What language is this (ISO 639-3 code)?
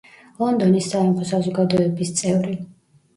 kat